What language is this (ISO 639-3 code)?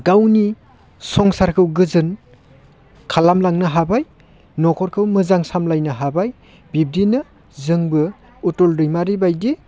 brx